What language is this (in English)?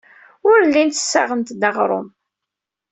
Kabyle